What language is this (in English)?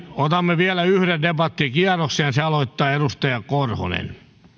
Finnish